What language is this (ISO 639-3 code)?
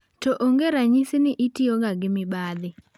luo